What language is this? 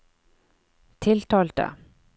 Norwegian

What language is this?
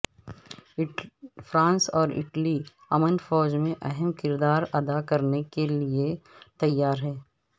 Urdu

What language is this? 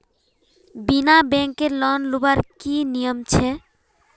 Magahi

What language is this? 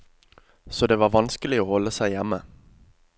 Norwegian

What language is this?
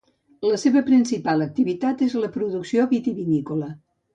Catalan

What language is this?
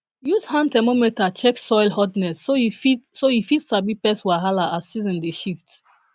Nigerian Pidgin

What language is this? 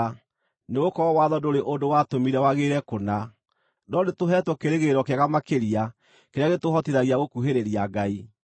Kikuyu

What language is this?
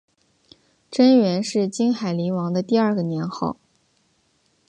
Chinese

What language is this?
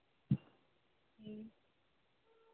Dogri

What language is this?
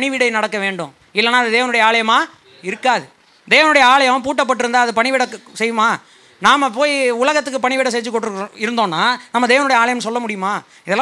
Tamil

